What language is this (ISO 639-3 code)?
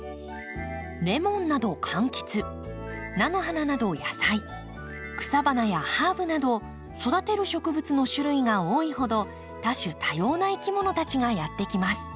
jpn